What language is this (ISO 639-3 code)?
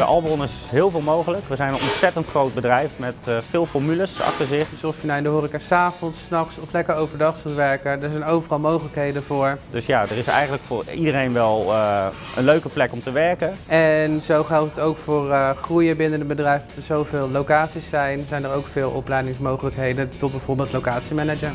nld